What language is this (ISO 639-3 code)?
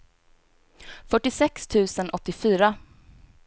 swe